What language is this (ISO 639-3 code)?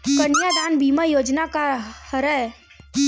hne